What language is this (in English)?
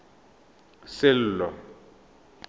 Tswana